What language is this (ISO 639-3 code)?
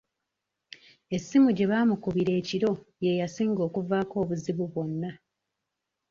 lug